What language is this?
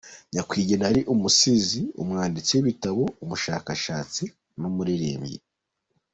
Kinyarwanda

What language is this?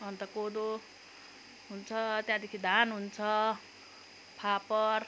Nepali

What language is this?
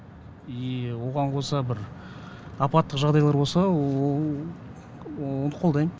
Kazakh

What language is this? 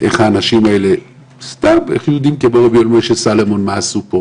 Hebrew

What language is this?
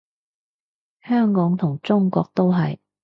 Cantonese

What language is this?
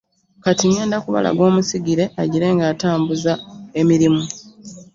Ganda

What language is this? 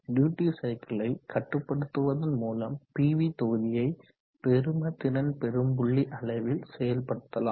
Tamil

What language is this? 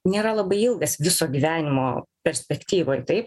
Lithuanian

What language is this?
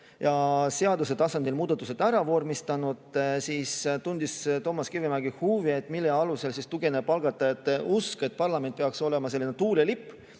Estonian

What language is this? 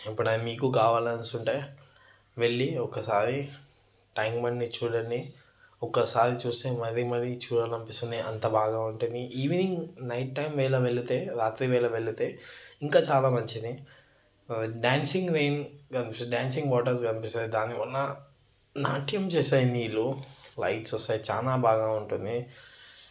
Telugu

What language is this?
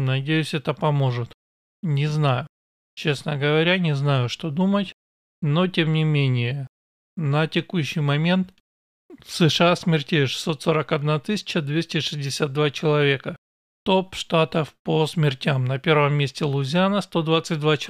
Russian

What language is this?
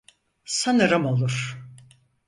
Turkish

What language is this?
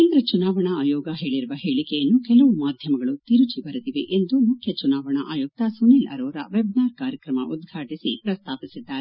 Kannada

